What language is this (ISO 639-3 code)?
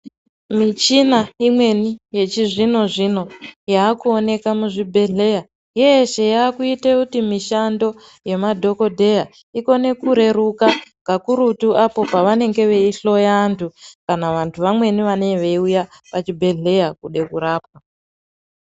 ndc